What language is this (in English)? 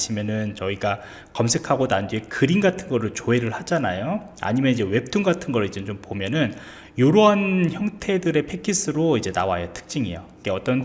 Korean